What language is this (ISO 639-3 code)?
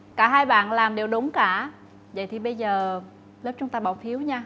vie